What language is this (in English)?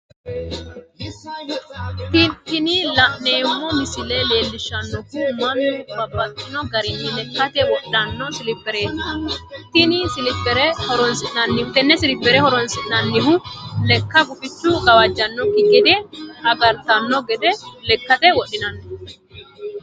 Sidamo